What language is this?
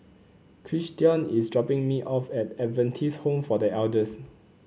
English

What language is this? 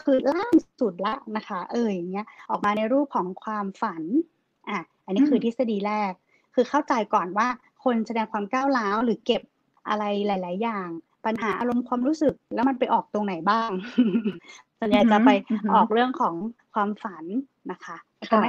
Thai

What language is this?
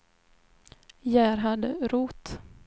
Swedish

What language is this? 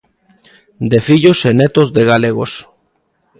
Galician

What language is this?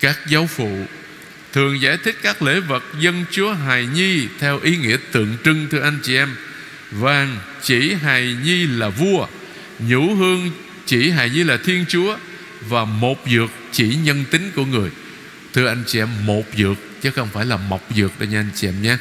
Vietnamese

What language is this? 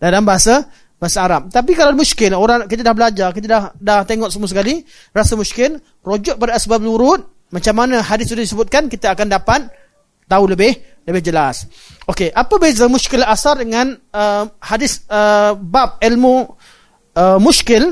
Malay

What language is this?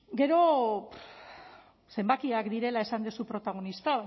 Basque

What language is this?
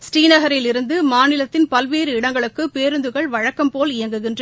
Tamil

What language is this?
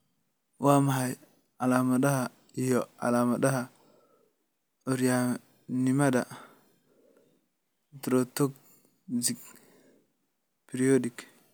Somali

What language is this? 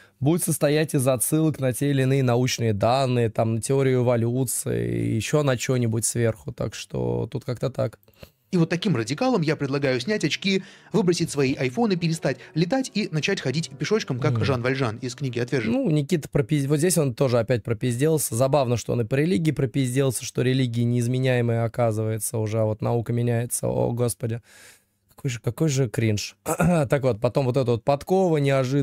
Russian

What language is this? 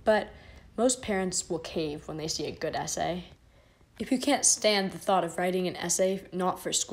English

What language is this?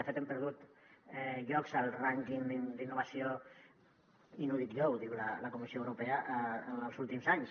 Catalan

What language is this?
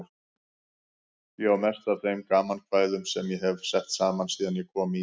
Icelandic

